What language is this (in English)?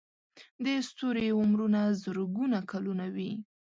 Pashto